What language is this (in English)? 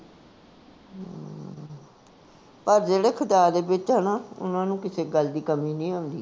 Punjabi